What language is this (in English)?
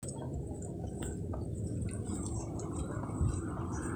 Masai